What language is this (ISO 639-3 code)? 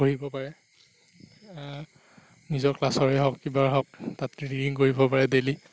asm